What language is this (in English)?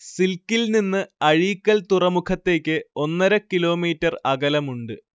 Malayalam